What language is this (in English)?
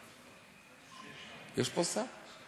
Hebrew